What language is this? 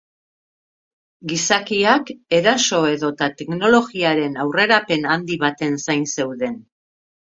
Basque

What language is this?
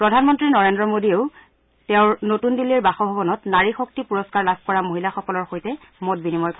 Assamese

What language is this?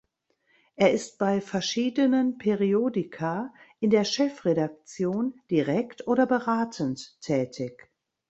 German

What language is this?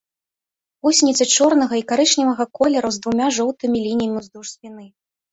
Belarusian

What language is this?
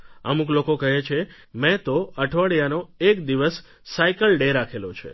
Gujarati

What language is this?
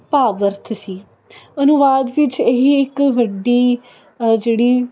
Punjabi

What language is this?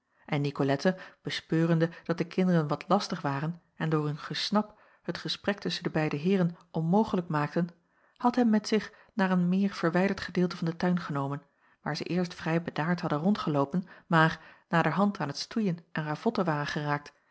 Dutch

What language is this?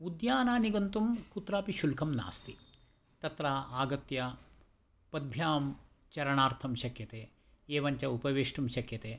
Sanskrit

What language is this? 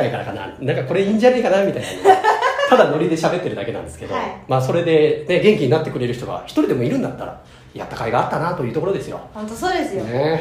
Japanese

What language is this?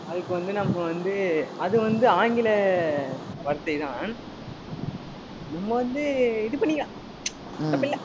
Tamil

